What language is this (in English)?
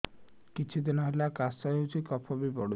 Odia